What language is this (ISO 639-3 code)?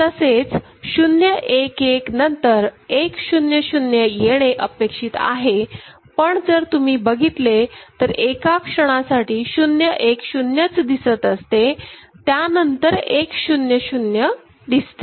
mar